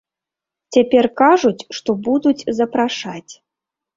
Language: Belarusian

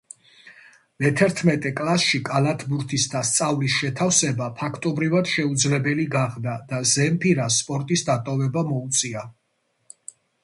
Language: Georgian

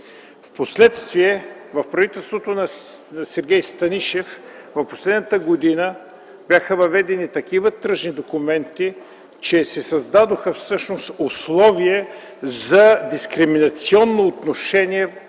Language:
Bulgarian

